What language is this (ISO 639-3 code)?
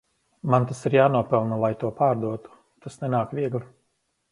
lav